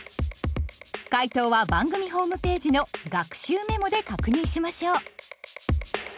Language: Japanese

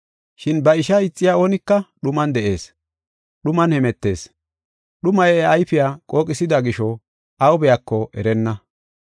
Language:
Gofa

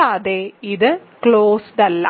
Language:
Malayalam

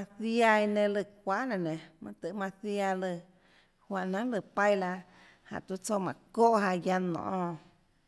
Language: Tlacoatzintepec Chinantec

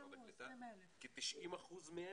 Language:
Hebrew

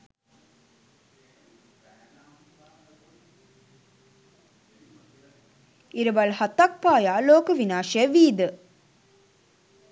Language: Sinhala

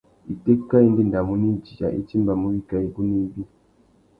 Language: Tuki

